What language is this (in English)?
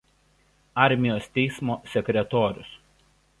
Lithuanian